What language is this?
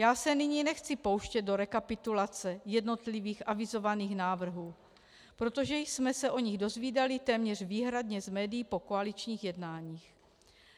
Czech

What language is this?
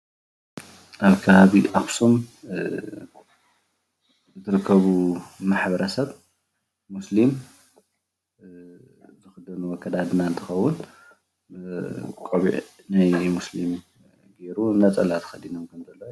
Tigrinya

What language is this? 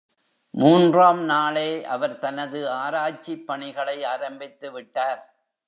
Tamil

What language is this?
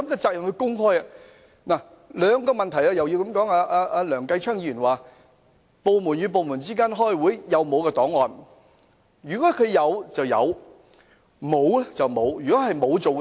Cantonese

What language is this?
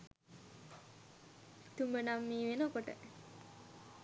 Sinhala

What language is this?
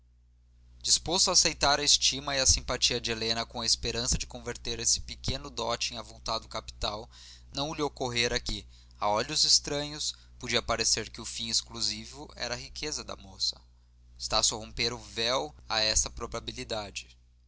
Portuguese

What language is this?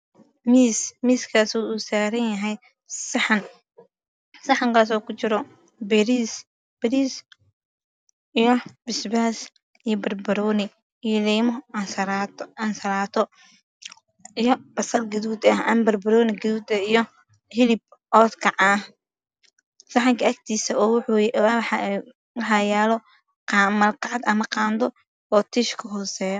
Somali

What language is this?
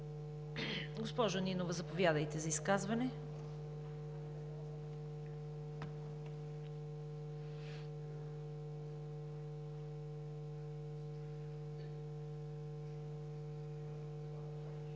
Bulgarian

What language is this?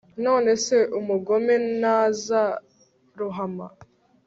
Kinyarwanda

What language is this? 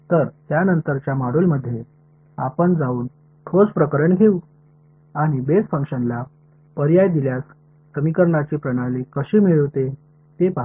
Marathi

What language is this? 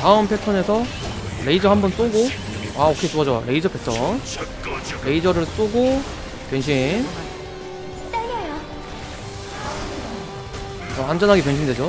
Korean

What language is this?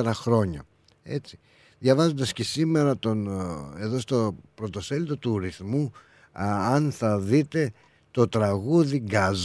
Greek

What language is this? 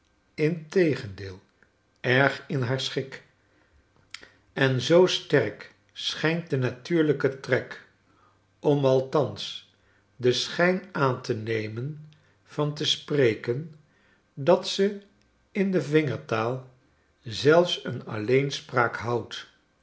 Dutch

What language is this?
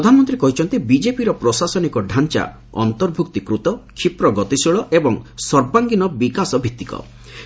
Odia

